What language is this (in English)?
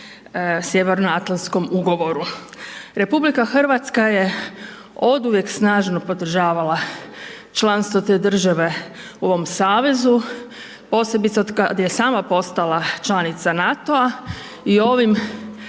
Croatian